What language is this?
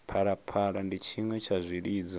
Venda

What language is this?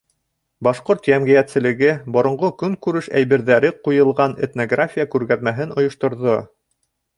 Bashkir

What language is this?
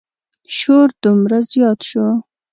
Pashto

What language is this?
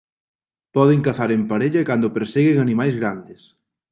Galician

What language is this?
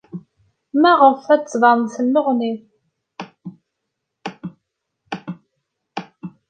Kabyle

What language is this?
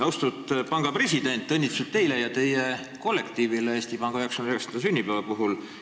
Estonian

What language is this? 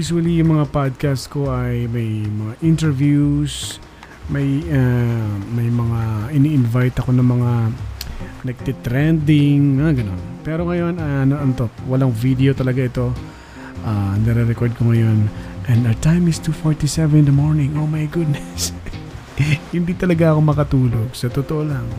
Filipino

